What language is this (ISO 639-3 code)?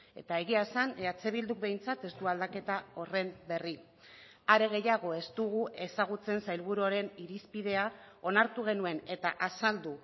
eus